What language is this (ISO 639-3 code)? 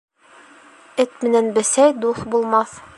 bak